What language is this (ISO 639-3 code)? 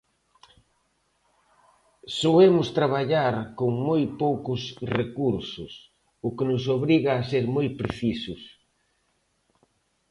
glg